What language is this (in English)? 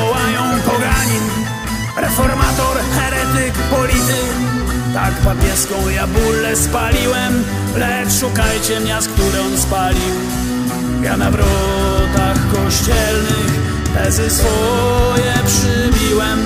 Polish